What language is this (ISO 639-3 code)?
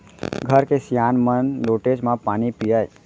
hne